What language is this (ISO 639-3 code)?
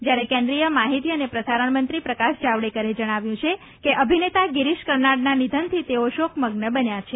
guj